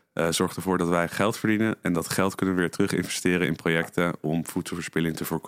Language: Dutch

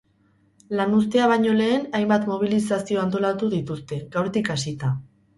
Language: Basque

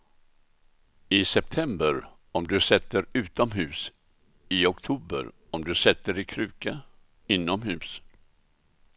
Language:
Swedish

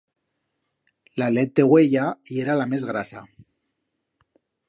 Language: Aragonese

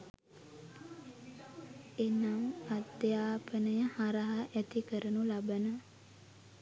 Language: Sinhala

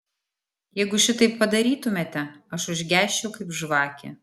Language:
Lithuanian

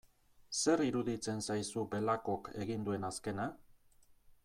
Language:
Basque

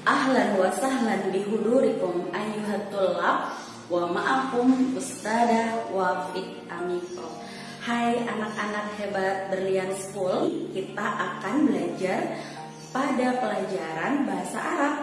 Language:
Indonesian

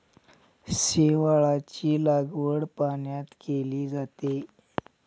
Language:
Marathi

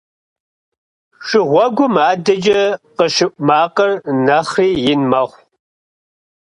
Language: Kabardian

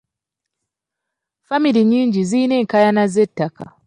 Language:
Ganda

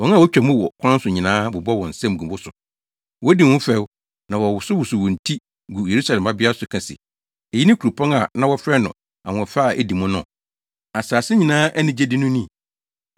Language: Akan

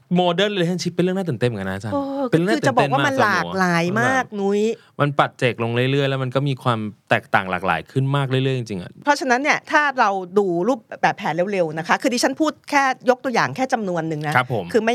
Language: Thai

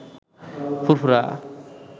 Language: Bangla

